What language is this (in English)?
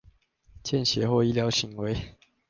Chinese